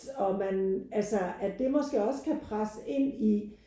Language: Danish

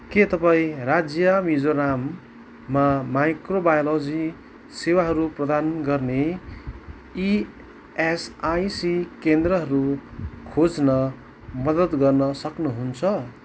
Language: Nepali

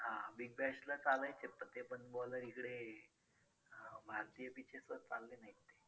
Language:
Marathi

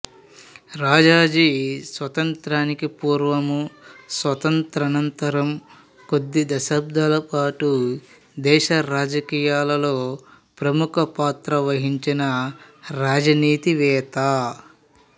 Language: Telugu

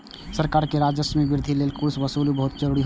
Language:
Maithili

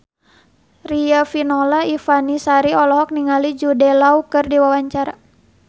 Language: Sundanese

